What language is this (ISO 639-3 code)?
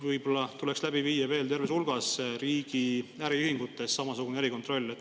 est